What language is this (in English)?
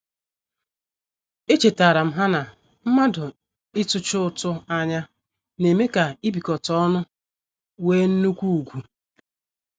Igbo